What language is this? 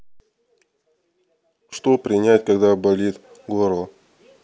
Russian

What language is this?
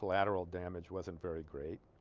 English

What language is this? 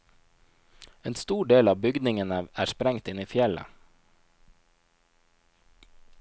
Norwegian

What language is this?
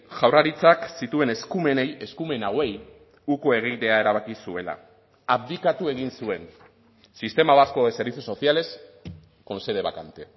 Basque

